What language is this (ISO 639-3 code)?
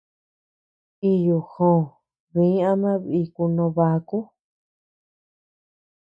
cux